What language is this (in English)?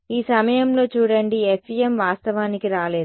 Telugu